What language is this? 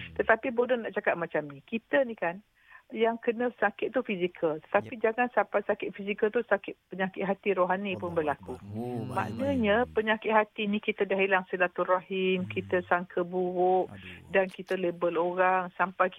Malay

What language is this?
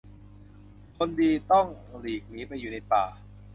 Thai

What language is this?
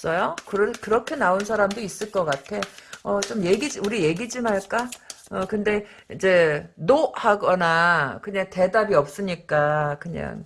Korean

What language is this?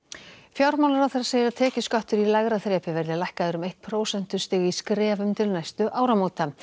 Icelandic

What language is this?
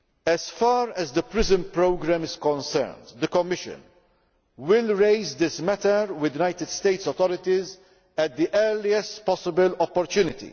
English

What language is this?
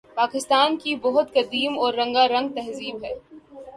Urdu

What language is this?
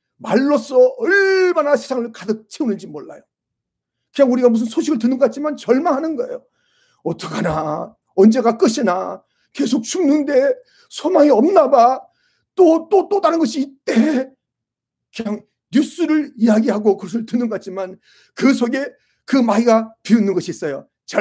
Korean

